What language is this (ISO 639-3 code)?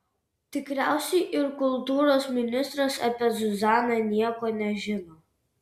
lit